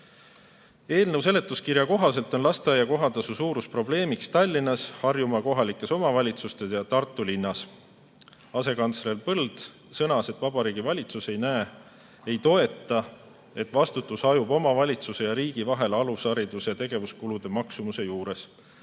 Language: Estonian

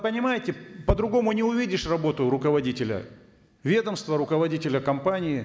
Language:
Kazakh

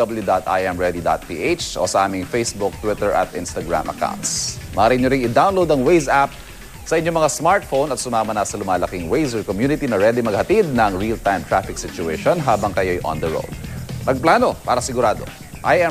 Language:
Filipino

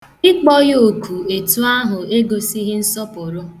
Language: Igbo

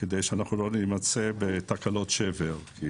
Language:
Hebrew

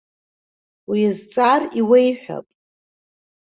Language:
Abkhazian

